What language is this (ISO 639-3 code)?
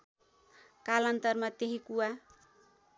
nep